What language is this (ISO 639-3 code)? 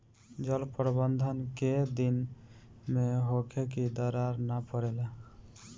bho